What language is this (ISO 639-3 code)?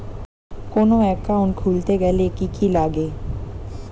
ben